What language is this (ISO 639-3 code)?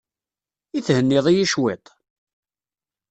kab